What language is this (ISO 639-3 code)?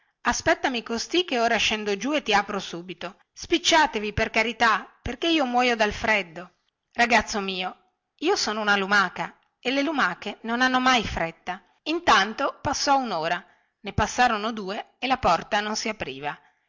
ita